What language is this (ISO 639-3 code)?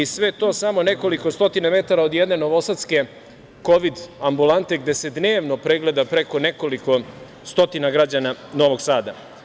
srp